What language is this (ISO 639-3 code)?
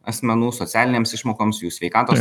lit